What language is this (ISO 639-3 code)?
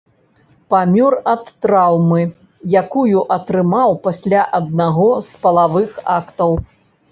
bel